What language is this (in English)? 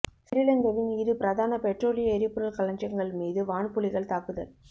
Tamil